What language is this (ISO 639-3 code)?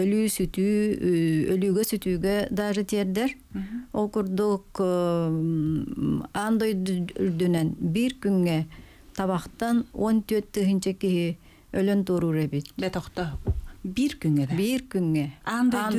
tur